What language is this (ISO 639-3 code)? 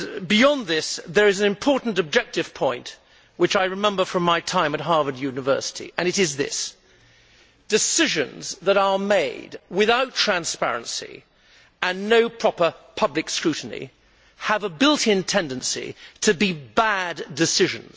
eng